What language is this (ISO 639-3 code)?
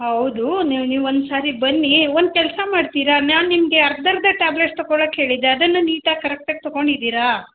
kan